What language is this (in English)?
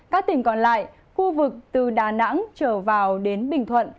Vietnamese